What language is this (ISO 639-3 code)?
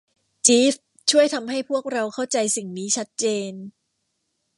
tha